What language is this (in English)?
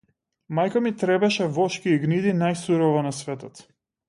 Macedonian